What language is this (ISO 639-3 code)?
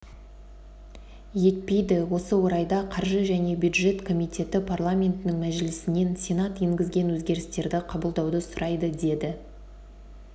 kaz